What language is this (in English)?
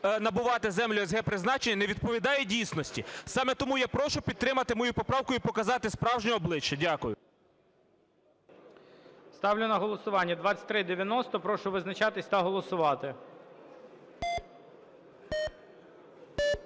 Ukrainian